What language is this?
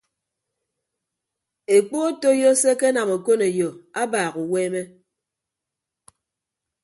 Ibibio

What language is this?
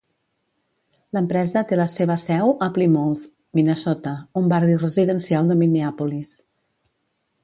Catalan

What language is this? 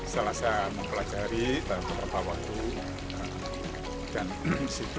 Indonesian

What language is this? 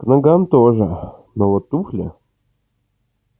Russian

